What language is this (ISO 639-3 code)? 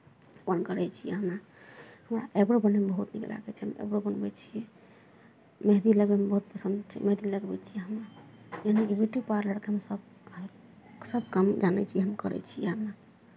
mai